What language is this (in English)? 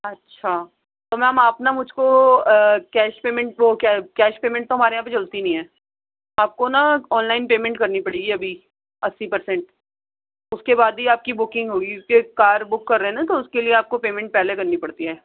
Urdu